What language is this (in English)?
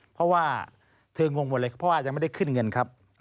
Thai